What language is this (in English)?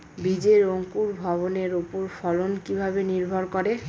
Bangla